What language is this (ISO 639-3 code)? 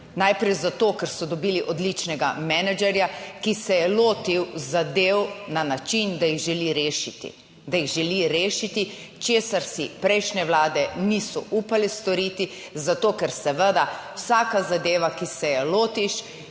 slv